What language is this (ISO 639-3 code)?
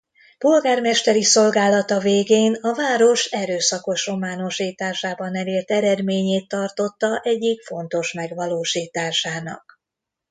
hun